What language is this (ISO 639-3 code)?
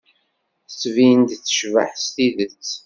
kab